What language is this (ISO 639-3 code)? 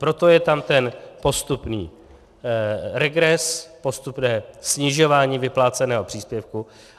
ces